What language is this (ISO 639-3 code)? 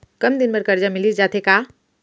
hne